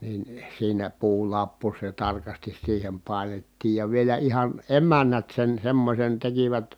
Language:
Finnish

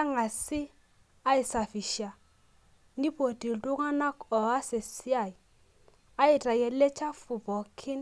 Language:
Masai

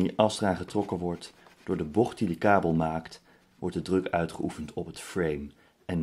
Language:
Dutch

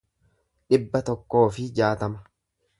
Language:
Oromo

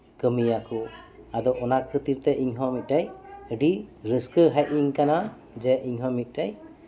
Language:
Santali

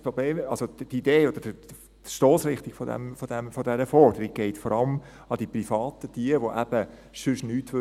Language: Swiss German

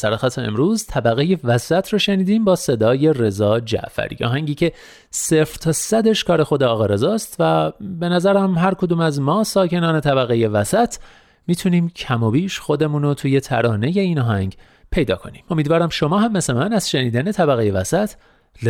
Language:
Persian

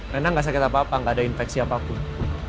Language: Indonesian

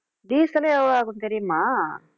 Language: Tamil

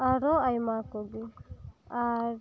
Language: Santali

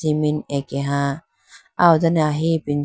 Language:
Idu-Mishmi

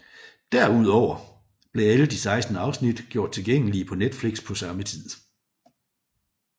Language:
Danish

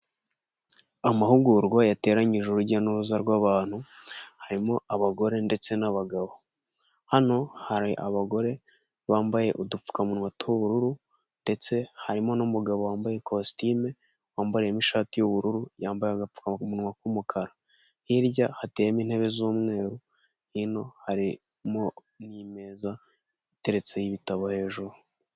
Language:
Kinyarwanda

